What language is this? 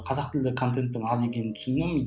Kazakh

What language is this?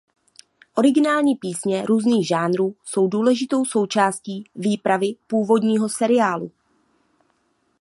Czech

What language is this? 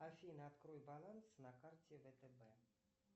Russian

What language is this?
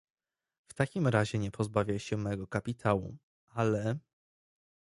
Polish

